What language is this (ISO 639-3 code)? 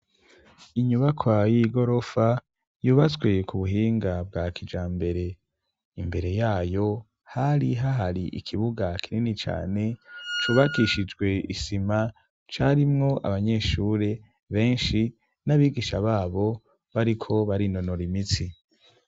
run